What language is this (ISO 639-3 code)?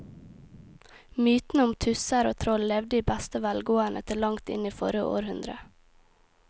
nor